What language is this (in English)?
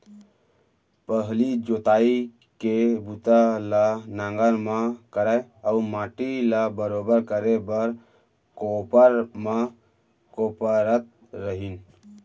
Chhattisgarhi